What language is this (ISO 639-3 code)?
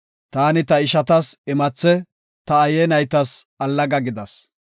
gof